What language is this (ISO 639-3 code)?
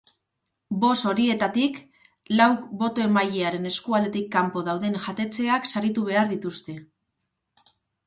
eus